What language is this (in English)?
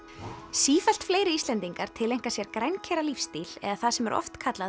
Icelandic